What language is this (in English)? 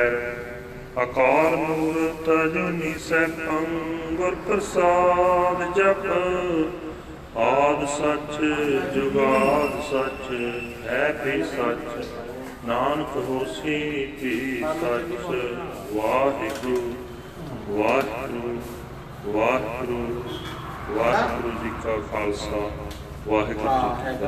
Punjabi